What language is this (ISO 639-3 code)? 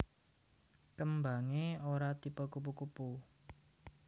jav